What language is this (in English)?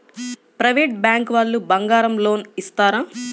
Telugu